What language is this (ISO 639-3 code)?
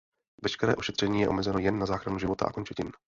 ces